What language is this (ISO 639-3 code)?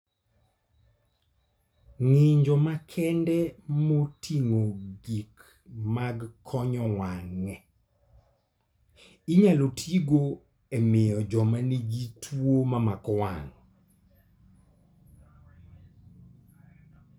luo